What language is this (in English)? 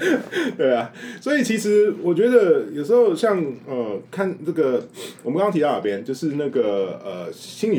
Chinese